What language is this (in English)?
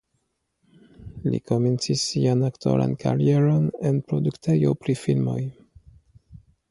Esperanto